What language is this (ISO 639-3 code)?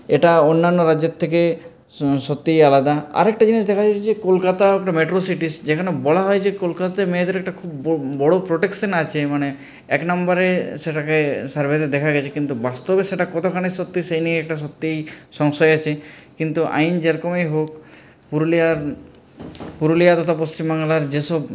ben